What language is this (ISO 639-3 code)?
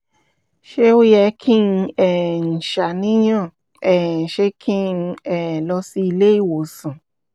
yor